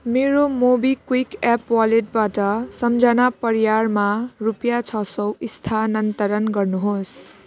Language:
Nepali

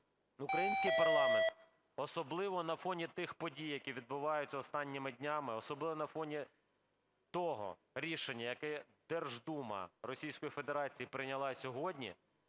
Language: Ukrainian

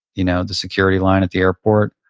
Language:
English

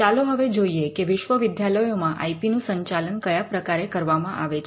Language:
Gujarati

